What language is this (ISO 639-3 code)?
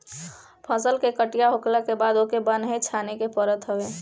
bho